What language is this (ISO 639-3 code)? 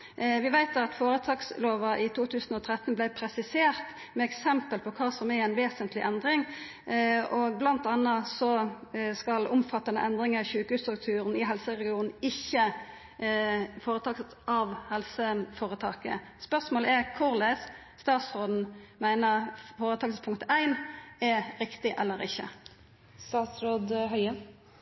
nno